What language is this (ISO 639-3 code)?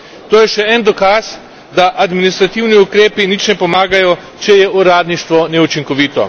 slv